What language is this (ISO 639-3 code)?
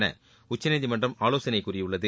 tam